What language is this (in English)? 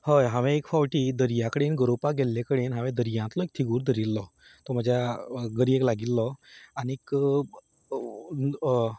Konkani